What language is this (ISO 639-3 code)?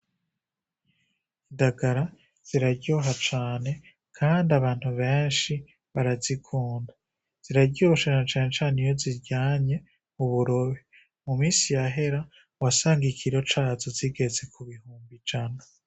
run